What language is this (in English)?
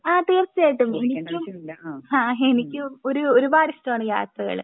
Malayalam